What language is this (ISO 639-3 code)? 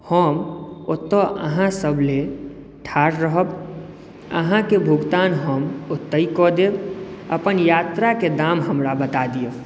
mai